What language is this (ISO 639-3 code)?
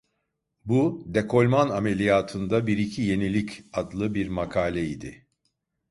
tur